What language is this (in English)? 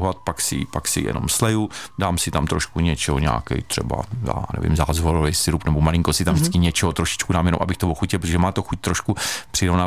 Czech